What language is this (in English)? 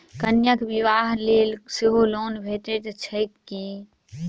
Maithili